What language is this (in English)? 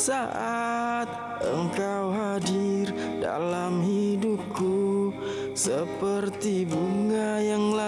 Indonesian